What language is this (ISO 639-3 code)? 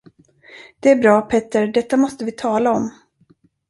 swe